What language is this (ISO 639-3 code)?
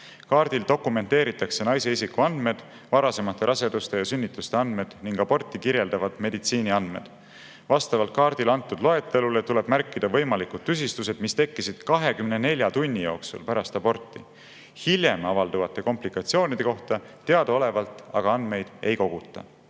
est